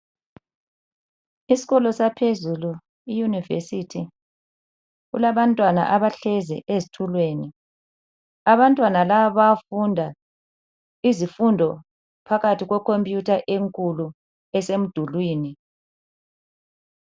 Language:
North Ndebele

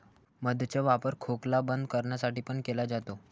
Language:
Marathi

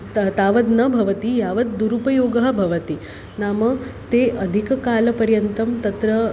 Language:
Sanskrit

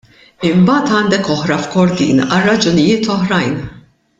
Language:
Maltese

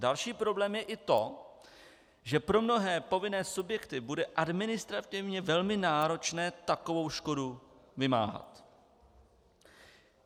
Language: Czech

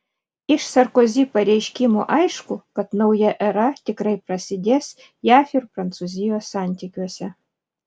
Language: Lithuanian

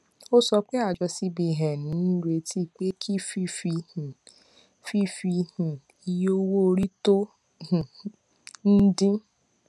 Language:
Yoruba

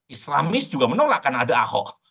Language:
Indonesian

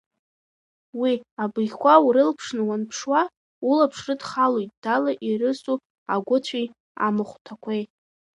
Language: Abkhazian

